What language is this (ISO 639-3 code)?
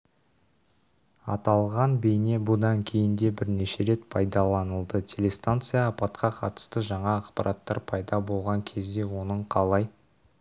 kaz